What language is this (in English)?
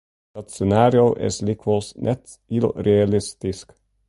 Western Frisian